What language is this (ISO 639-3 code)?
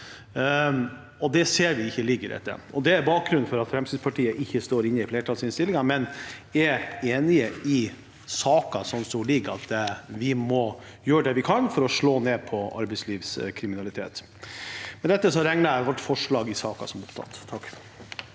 nor